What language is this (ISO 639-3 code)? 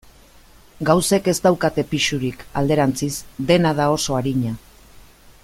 eus